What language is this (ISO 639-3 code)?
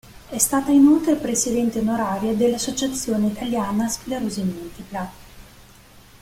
ita